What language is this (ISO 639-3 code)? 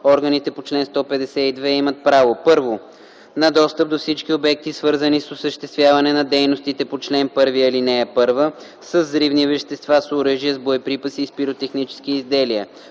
bul